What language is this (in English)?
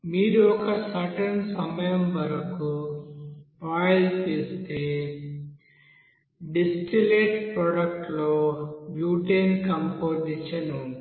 Telugu